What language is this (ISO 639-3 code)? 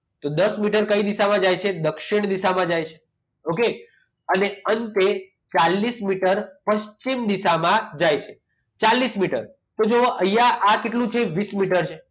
guj